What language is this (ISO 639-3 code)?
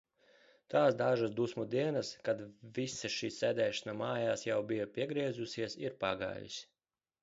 lav